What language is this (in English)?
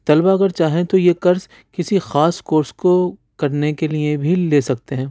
Urdu